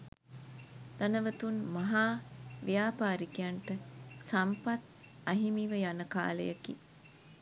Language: Sinhala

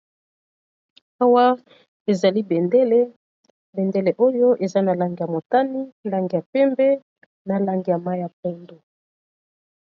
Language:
Lingala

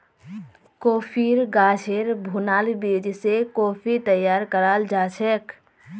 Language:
Magahi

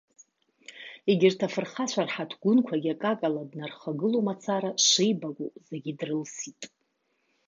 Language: Abkhazian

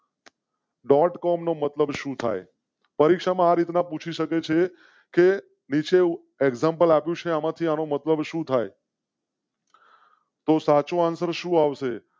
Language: Gujarati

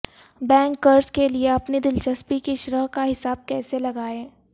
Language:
Urdu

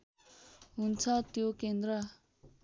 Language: Nepali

